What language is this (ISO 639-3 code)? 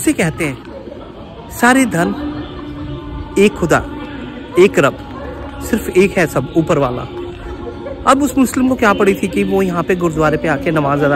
hin